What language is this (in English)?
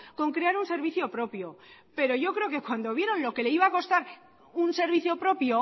Spanish